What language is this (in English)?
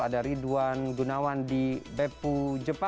Indonesian